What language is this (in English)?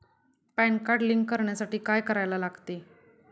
Marathi